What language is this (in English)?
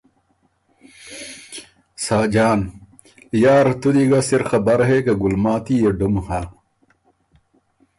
Ormuri